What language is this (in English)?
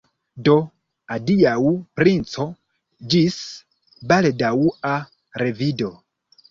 Esperanto